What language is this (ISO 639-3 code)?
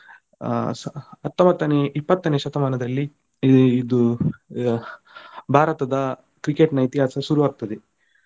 kan